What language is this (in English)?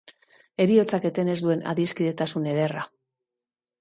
Basque